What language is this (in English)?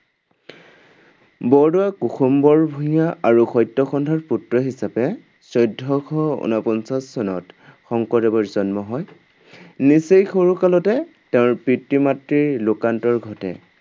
Assamese